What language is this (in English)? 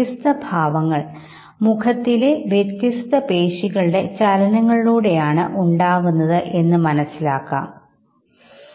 Malayalam